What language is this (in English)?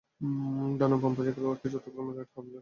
Bangla